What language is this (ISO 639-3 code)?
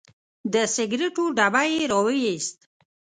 pus